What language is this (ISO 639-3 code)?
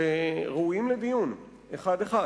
heb